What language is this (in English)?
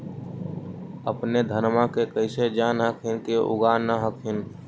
Magahi